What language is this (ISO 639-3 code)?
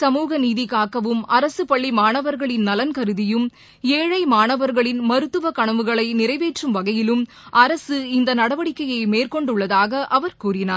tam